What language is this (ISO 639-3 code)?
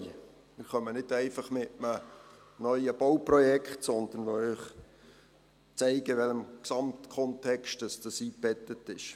gsw